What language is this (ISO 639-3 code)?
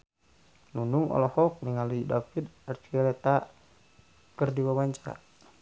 sun